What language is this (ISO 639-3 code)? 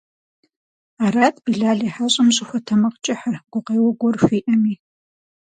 kbd